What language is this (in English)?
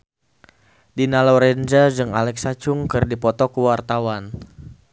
Sundanese